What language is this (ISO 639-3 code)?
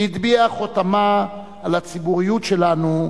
heb